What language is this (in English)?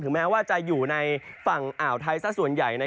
Thai